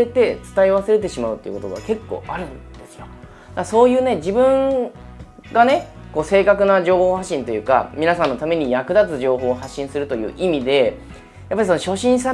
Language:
Japanese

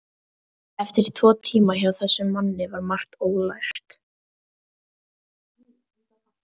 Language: Icelandic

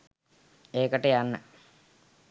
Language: Sinhala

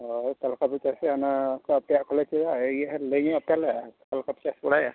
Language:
Santali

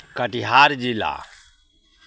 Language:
Maithili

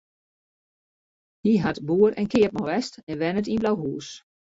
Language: Western Frisian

